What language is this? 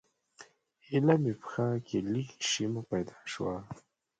Pashto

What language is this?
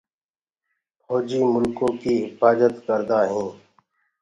Gurgula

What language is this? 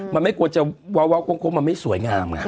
Thai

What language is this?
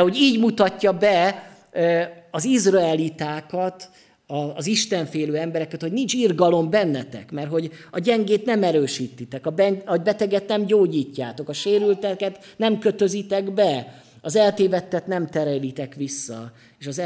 Hungarian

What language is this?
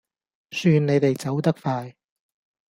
Cantonese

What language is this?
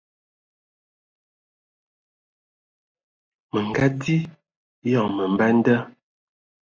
Ewondo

